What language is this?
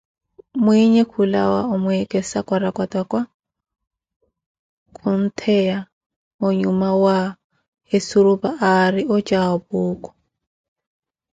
Koti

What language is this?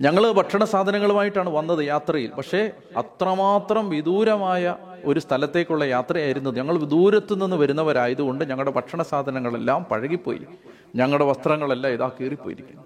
Malayalam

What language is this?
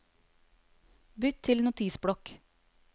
Norwegian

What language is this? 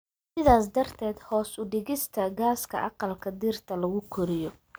Somali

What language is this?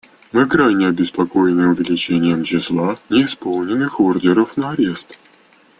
Russian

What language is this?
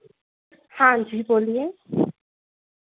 Hindi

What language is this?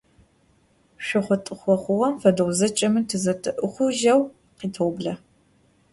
Adyghe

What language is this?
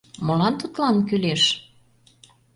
Mari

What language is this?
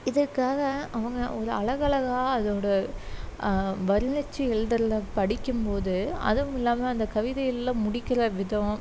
Tamil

